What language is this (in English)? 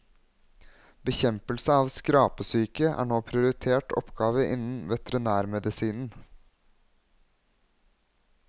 Norwegian